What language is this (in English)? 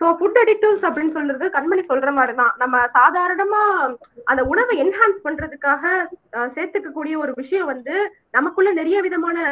Tamil